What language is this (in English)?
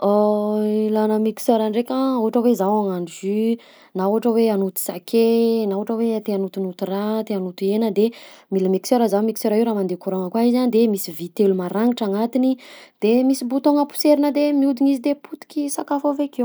Southern Betsimisaraka Malagasy